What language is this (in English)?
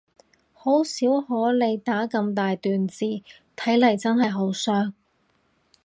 Cantonese